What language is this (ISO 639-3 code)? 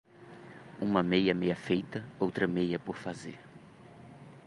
por